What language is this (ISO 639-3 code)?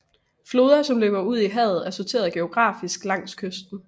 dan